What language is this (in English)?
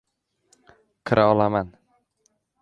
Uzbek